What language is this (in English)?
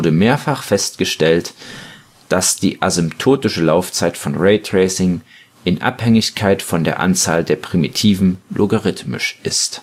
German